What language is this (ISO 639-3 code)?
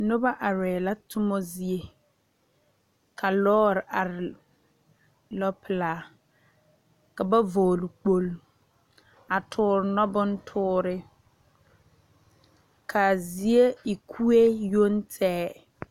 dga